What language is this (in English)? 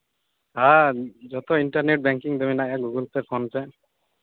Santali